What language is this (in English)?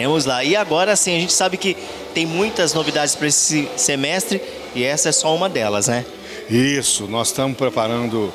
Portuguese